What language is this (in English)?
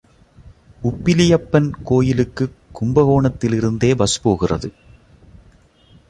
Tamil